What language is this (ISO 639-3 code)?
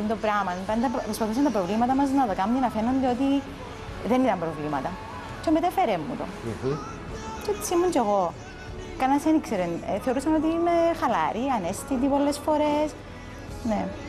ell